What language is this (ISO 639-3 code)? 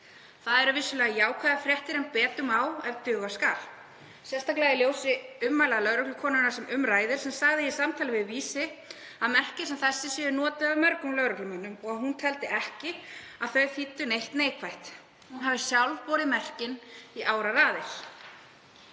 isl